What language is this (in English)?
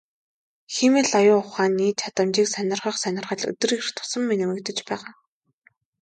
Mongolian